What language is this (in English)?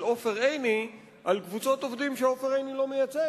Hebrew